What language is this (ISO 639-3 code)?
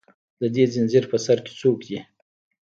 pus